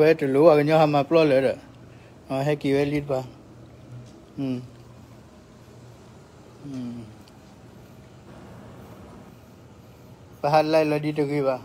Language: Thai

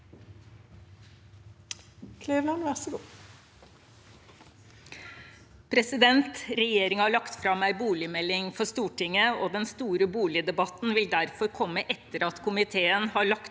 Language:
Norwegian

